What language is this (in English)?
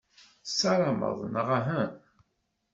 Kabyle